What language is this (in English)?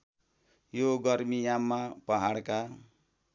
Nepali